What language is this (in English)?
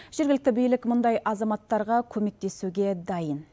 Kazakh